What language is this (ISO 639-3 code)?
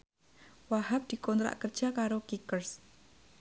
jav